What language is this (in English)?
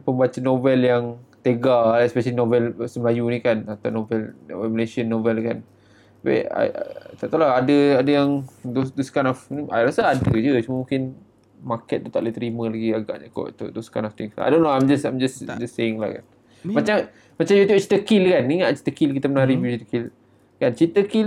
Malay